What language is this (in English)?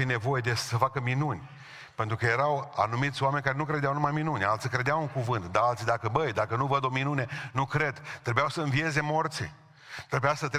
Romanian